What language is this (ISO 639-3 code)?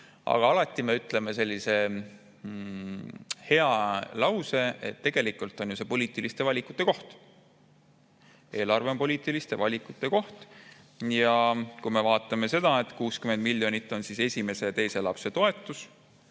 est